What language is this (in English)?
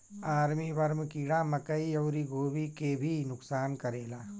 Bhojpuri